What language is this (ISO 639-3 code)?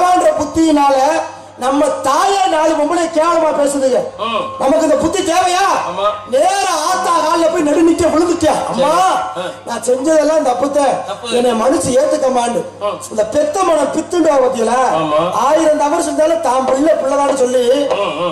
ara